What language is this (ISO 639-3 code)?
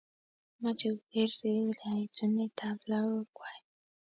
kln